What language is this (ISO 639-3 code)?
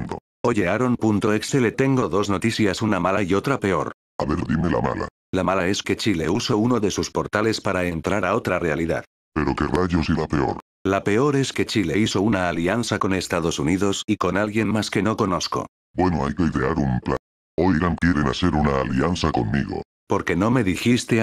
spa